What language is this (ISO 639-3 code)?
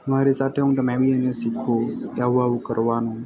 guj